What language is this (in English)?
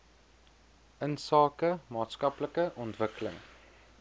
Afrikaans